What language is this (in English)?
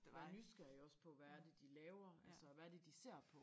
Danish